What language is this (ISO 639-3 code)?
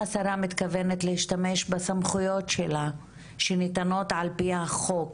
heb